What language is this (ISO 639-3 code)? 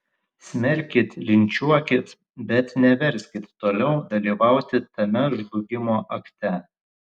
lit